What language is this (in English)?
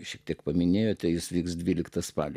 Lithuanian